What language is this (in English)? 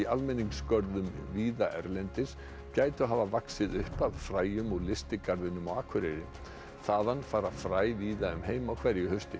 Icelandic